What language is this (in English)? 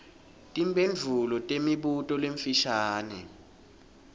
Swati